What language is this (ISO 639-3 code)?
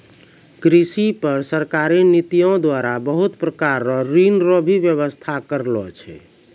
mai